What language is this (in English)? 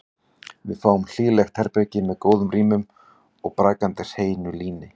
Icelandic